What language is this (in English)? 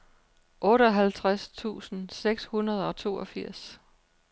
Danish